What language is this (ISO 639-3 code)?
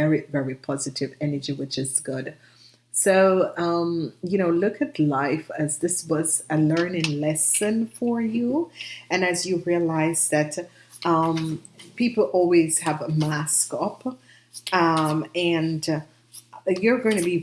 eng